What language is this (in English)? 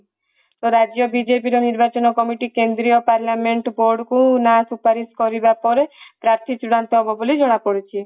Odia